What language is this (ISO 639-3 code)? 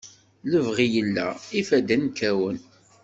kab